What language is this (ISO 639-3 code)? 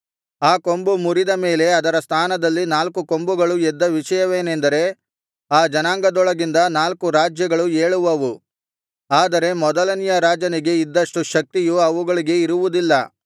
kan